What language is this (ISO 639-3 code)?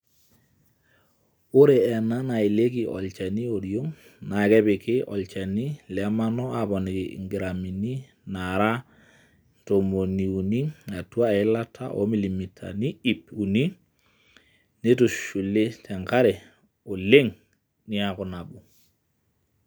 mas